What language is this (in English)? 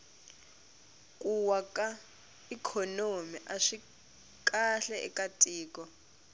Tsonga